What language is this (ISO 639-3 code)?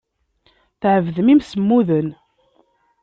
kab